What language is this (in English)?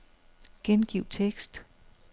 Danish